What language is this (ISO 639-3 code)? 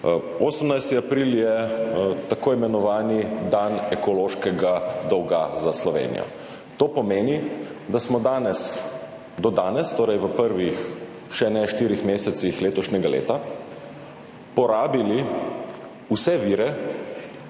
slv